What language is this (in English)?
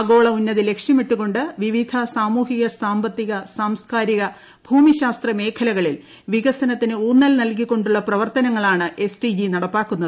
Malayalam